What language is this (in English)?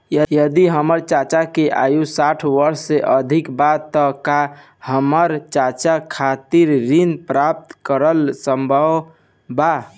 Bhojpuri